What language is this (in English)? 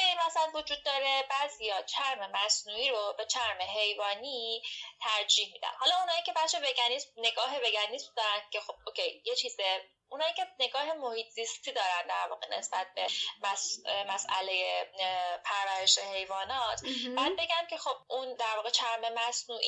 Persian